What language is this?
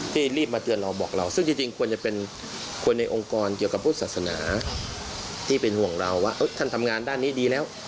Thai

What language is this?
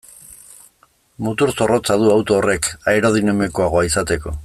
Basque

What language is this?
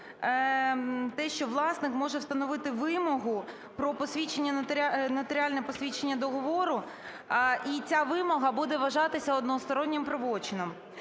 Ukrainian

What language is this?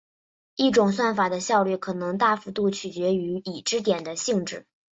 Chinese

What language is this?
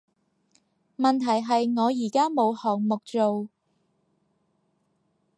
Cantonese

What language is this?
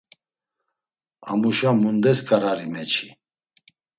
Laz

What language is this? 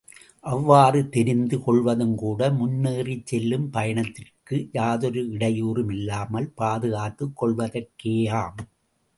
Tamil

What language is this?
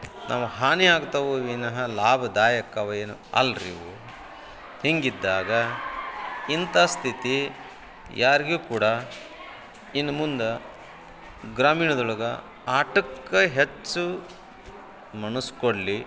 Kannada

